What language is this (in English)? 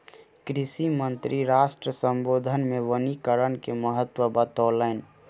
Maithili